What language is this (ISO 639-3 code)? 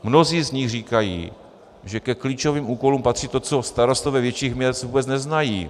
ces